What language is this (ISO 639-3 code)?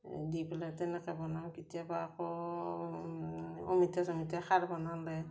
asm